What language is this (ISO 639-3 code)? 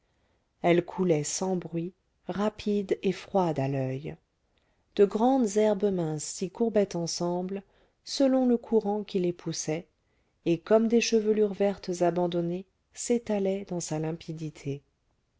fra